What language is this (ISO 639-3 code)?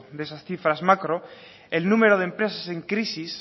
spa